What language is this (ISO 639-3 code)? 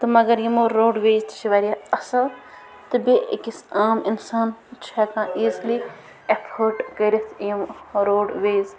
kas